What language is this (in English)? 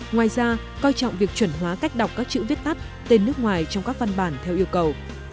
Vietnamese